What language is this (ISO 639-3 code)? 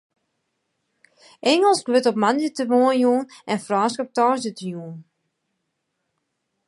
fry